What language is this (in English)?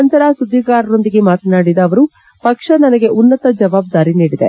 Kannada